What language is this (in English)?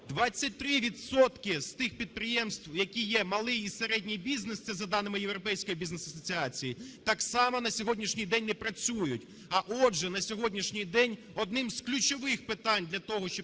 Ukrainian